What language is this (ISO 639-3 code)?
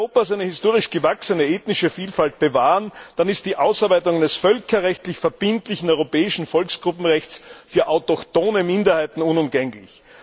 deu